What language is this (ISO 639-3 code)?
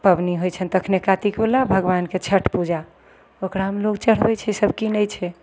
mai